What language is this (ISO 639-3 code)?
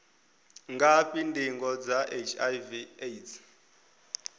ven